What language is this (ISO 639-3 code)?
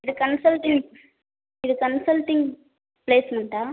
tam